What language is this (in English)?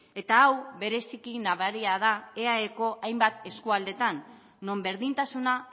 Basque